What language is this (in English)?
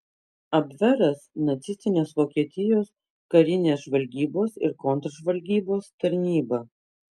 Lithuanian